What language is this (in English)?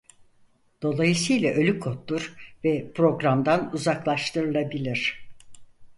Turkish